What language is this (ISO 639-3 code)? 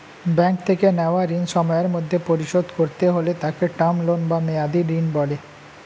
ben